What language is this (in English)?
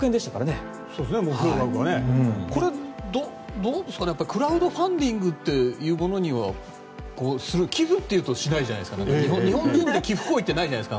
Japanese